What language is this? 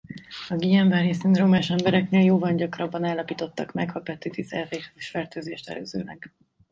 Hungarian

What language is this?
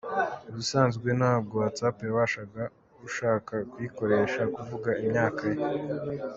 Kinyarwanda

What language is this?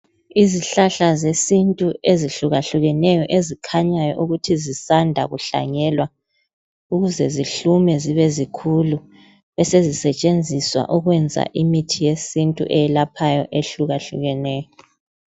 North Ndebele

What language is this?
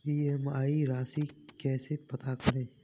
Hindi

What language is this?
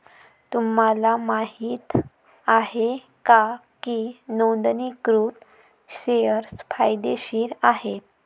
Marathi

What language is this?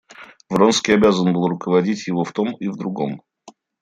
Russian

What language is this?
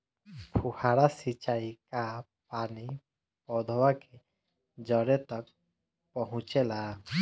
Bhojpuri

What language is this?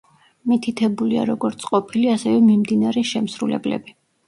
Georgian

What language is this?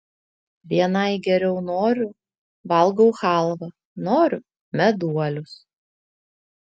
Lithuanian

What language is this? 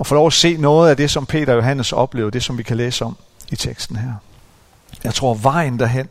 Danish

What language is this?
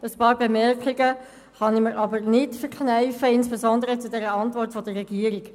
Swiss German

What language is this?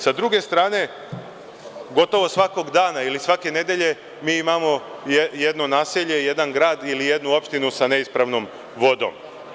Serbian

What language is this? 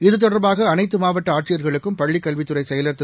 Tamil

